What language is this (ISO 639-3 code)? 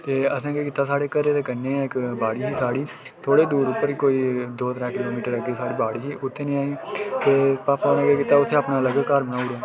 doi